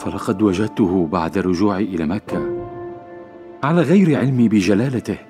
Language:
Arabic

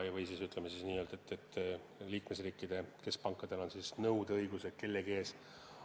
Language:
Estonian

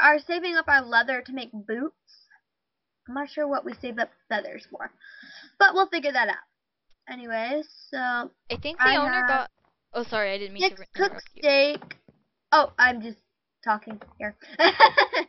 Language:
English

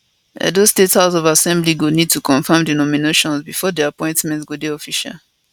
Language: Nigerian Pidgin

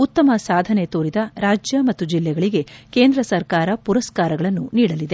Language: Kannada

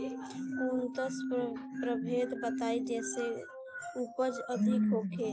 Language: Bhojpuri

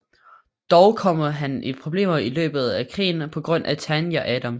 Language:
Danish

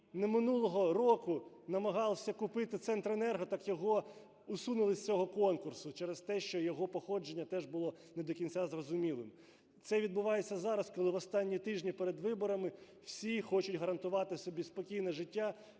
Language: Ukrainian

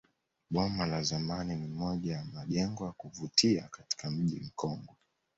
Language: Swahili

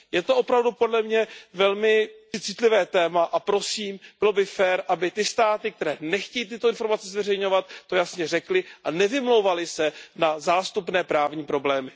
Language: Czech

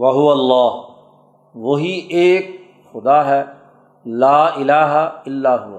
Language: Urdu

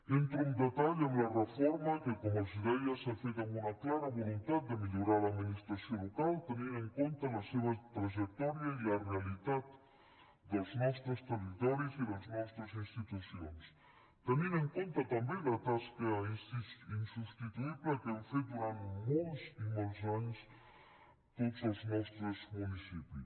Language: Catalan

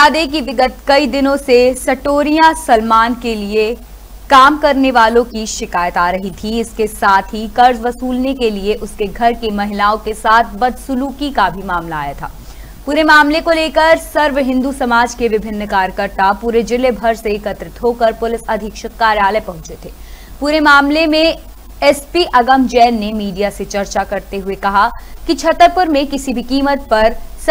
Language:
Hindi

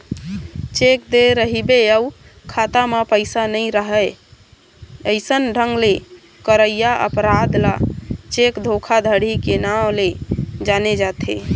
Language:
Chhattisgarhi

